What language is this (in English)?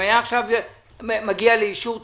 Hebrew